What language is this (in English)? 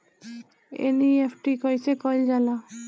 Bhojpuri